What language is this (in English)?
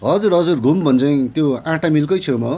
Nepali